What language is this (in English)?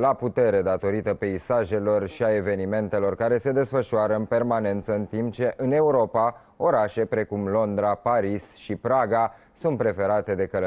Romanian